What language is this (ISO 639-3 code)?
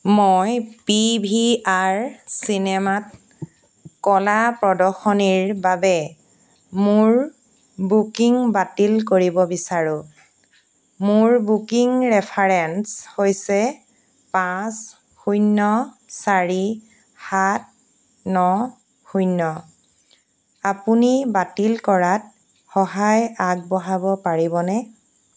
asm